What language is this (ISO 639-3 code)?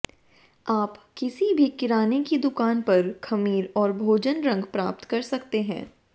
hin